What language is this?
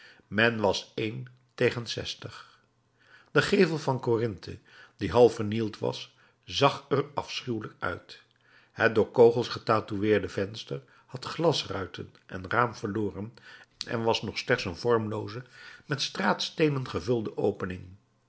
Dutch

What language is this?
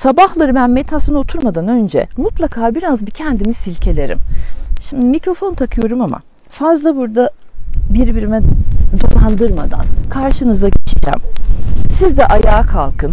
Turkish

